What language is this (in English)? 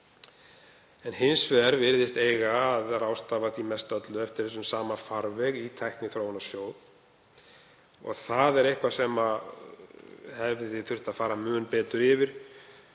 Icelandic